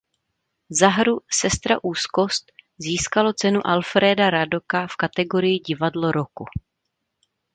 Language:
Czech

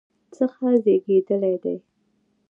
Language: Pashto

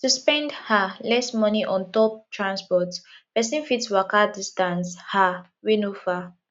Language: Nigerian Pidgin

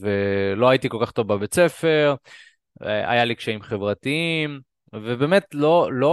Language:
Hebrew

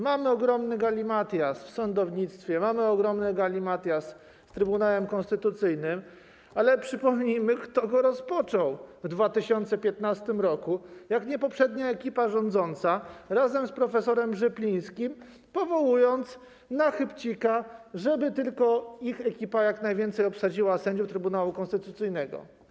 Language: Polish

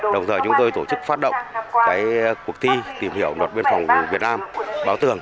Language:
Vietnamese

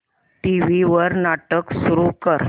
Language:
Marathi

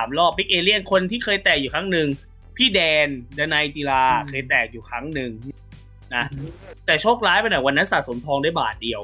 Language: Thai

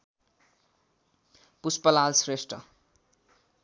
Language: Nepali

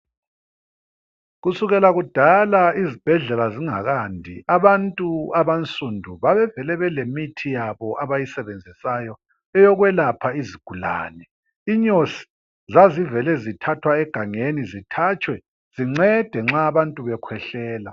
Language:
North Ndebele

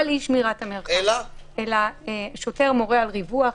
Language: Hebrew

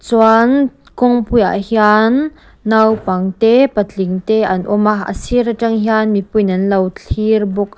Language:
Mizo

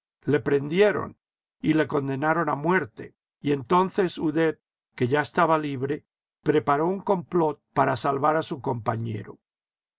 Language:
Spanish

